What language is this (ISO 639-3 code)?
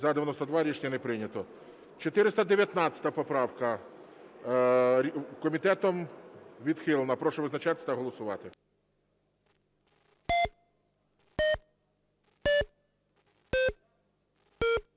ukr